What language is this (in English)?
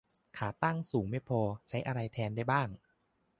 Thai